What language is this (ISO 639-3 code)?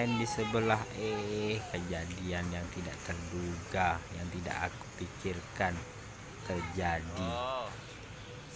ind